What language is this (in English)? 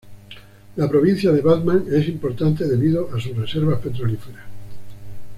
Spanish